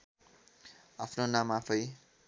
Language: Nepali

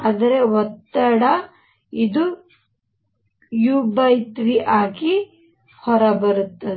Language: Kannada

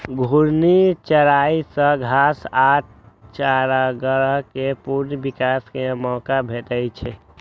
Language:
Maithili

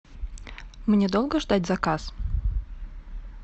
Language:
Russian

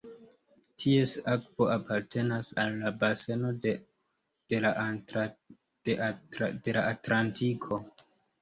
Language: Esperanto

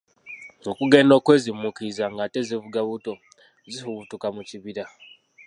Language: Ganda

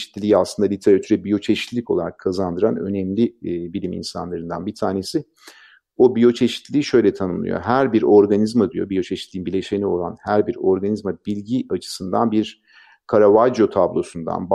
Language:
Turkish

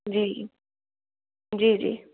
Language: Dogri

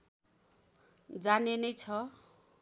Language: Nepali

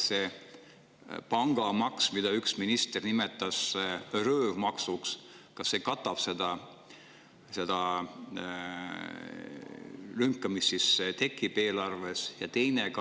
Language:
Estonian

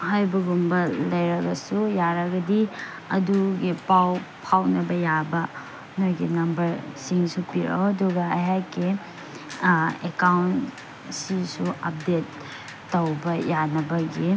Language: Manipuri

